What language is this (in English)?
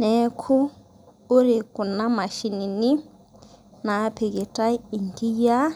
Masai